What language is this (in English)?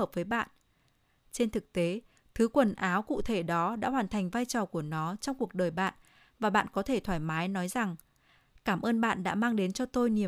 Vietnamese